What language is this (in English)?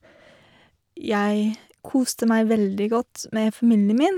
Norwegian